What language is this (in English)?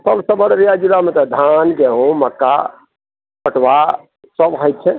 Maithili